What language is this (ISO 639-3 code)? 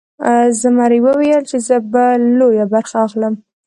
pus